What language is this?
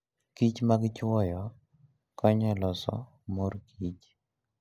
Luo (Kenya and Tanzania)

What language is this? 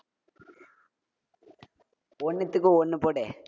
Tamil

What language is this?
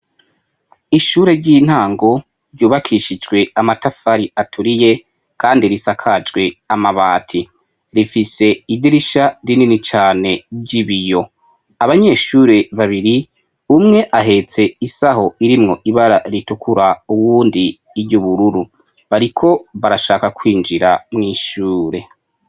Rundi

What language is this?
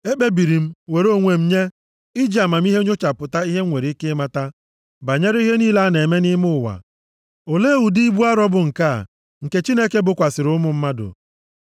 Igbo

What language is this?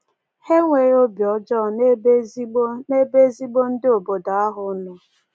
Igbo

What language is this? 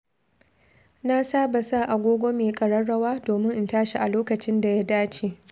Hausa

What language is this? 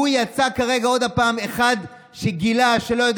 Hebrew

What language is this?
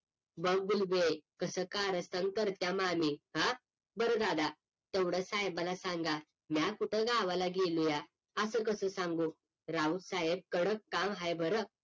Marathi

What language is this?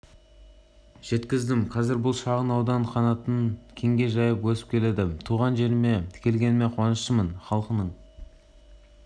Kazakh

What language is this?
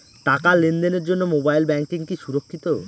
Bangla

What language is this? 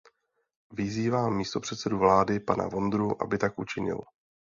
Czech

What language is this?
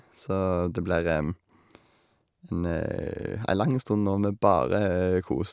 Norwegian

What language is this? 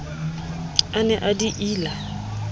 Southern Sotho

